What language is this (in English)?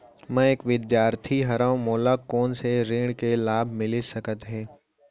Chhattisgarhi